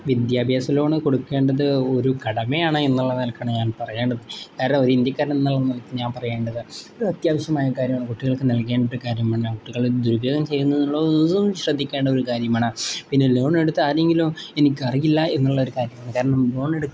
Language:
Malayalam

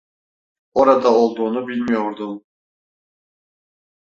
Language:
Turkish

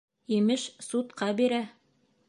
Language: Bashkir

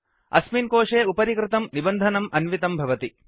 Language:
Sanskrit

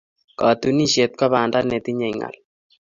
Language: Kalenjin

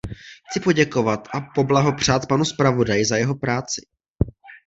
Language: Czech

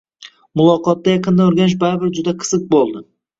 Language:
Uzbek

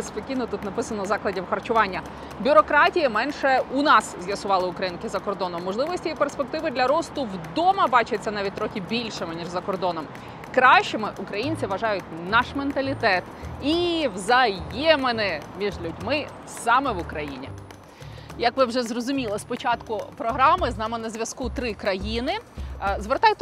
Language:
Ukrainian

